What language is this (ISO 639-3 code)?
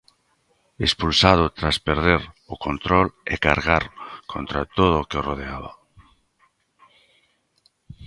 glg